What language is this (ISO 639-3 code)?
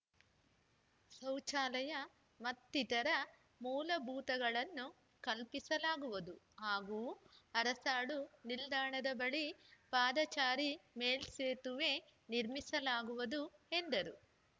kan